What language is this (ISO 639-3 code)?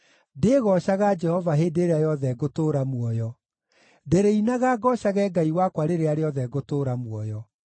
kik